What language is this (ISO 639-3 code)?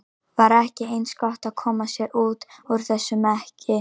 isl